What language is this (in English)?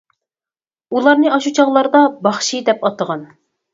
Uyghur